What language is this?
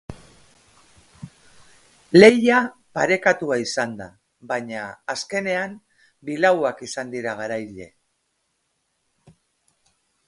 Basque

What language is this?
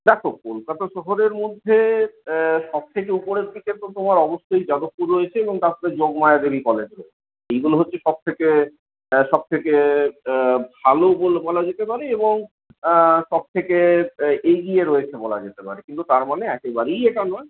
Bangla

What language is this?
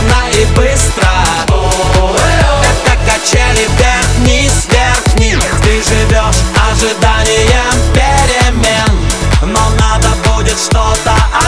Russian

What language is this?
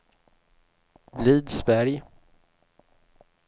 Swedish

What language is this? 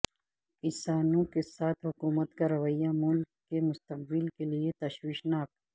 Urdu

